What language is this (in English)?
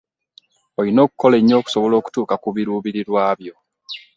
Ganda